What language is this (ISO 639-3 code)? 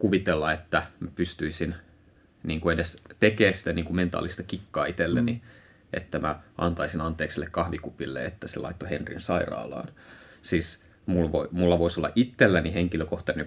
fin